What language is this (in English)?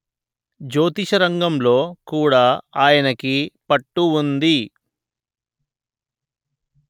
Telugu